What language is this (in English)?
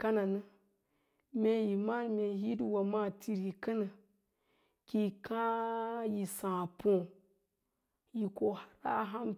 Lala-Roba